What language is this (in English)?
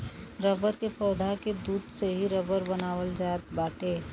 Bhojpuri